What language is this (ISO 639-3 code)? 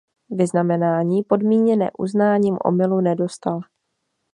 ces